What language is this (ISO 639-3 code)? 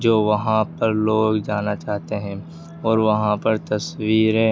urd